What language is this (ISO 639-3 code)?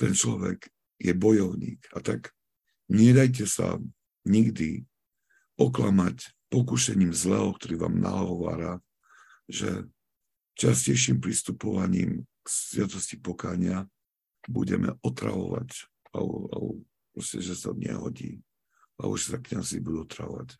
slk